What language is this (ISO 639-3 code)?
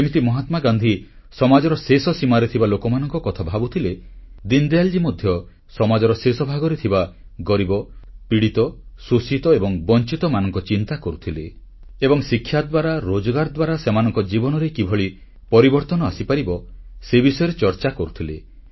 ori